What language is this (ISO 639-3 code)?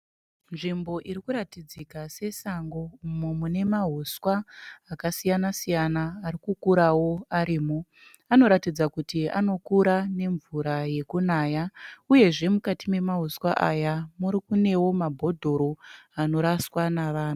sna